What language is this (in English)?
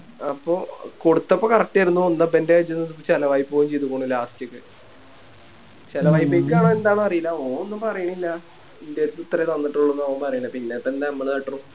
Malayalam